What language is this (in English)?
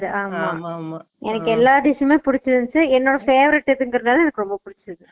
Tamil